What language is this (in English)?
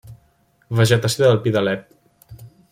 Catalan